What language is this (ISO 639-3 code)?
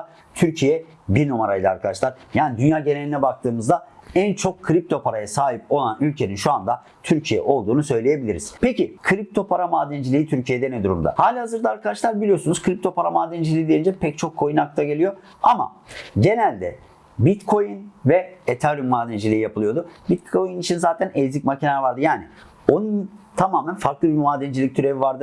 tur